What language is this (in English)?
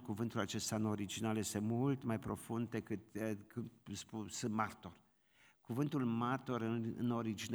Romanian